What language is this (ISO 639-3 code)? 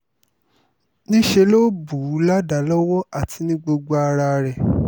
yor